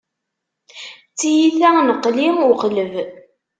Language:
Kabyle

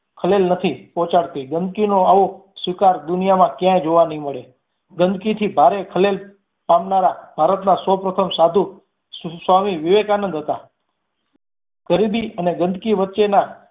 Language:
Gujarati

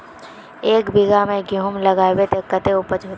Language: Magahi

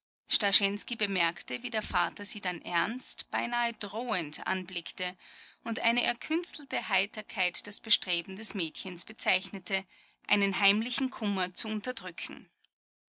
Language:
German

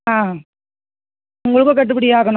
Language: Tamil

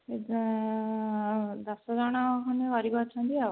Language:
Odia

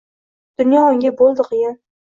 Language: Uzbek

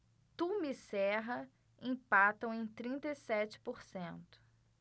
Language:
Portuguese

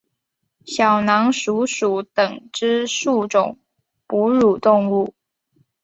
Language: Chinese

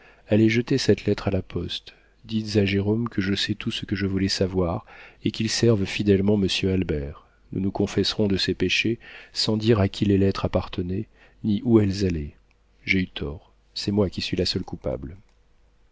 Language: French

